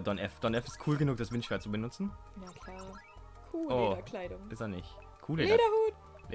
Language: German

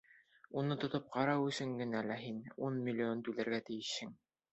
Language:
Bashkir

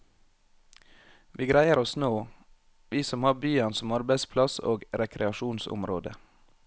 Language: Norwegian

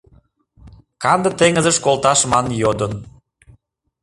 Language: Mari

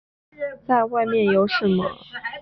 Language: Chinese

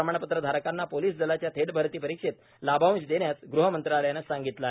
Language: Marathi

